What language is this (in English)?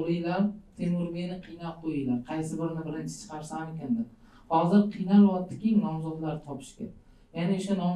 Turkish